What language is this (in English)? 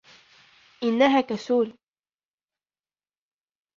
Arabic